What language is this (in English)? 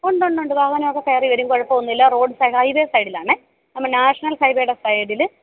Malayalam